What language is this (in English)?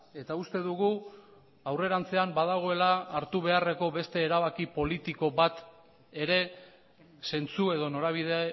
Basque